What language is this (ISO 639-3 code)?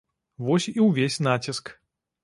bel